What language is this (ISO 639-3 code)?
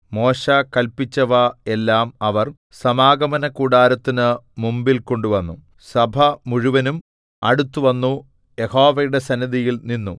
mal